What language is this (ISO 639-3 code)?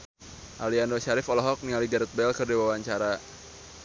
sun